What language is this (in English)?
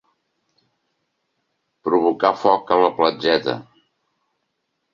Catalan